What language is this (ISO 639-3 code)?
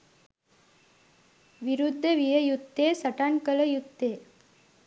sin